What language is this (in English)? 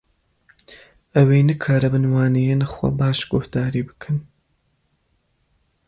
Kurdish